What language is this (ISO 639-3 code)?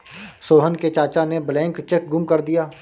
hin